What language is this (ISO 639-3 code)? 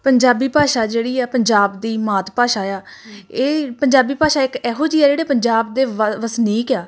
pan